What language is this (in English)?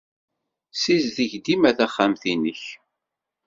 Kabyle